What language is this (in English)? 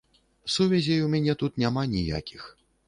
Belarusian